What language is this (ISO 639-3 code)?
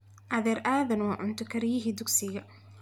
som